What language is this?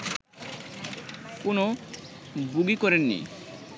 Bangla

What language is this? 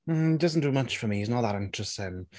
English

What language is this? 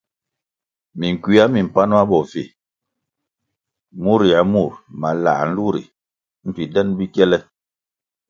Kwasio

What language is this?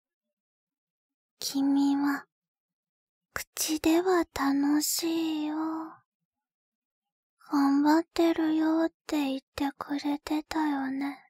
Japanese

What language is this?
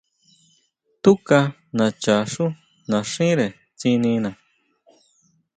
Huautla Mazatec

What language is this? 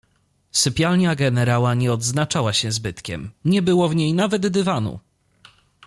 Polish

